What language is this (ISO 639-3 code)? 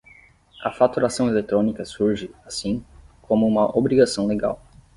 por